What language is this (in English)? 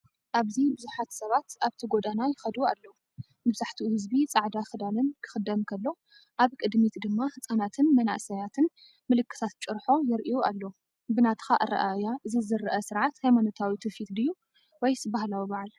Tigrinya